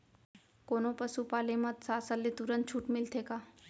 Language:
Chhattisgarhi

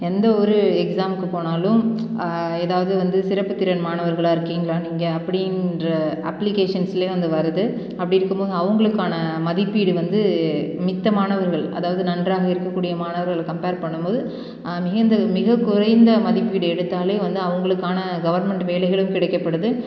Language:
Tamil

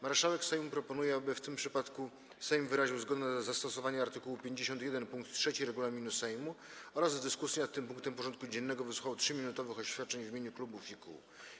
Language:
Polish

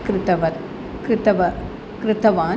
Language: Sanskrit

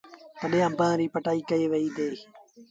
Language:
Sindhi Bhil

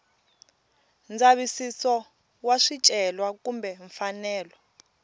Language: Tsonga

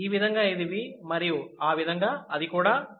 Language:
Telugu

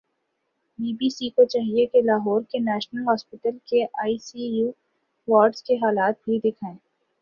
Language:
Urdu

